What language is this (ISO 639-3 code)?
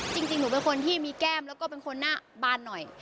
tha